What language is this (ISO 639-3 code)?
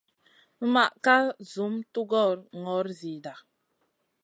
mcn